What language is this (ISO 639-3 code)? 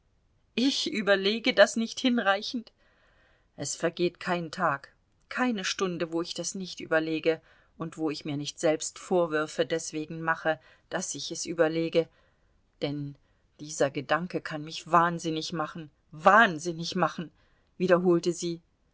deu